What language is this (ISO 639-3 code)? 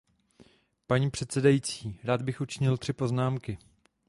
ces